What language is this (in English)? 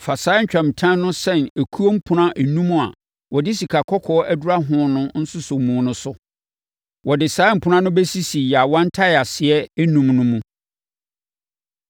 Akan